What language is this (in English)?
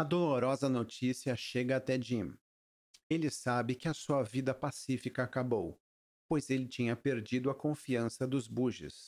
Portuguese